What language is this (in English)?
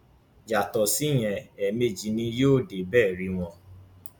Yoruba